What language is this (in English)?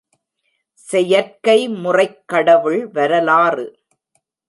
Tamil